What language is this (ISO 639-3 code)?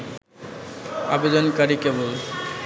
ben